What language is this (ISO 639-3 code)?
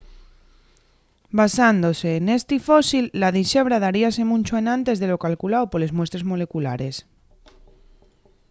ast